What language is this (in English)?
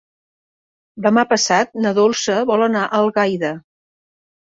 Catalan